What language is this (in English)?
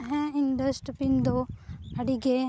Santali